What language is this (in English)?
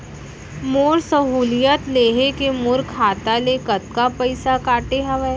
Chhattisgarhi